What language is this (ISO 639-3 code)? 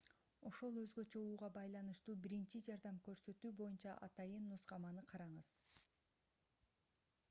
kir